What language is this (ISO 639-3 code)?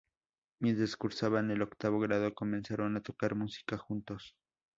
spa